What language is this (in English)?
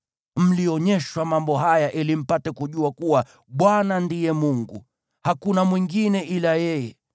Swahili